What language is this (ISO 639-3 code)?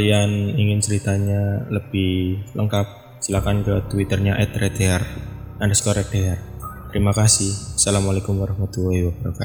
ind